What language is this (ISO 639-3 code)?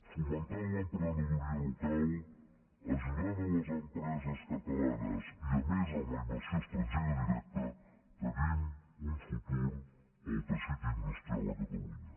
cat